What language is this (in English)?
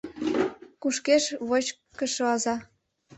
Mari